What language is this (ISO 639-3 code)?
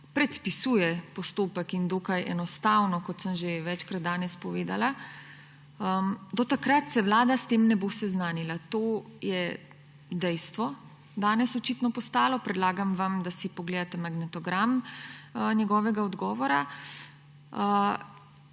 slv